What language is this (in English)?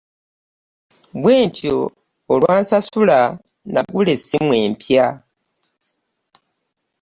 Ganda